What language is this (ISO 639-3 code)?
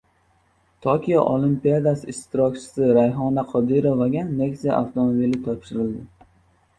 uzb